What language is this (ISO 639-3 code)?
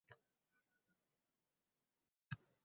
uzb